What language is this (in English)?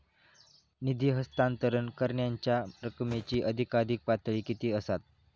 Marathi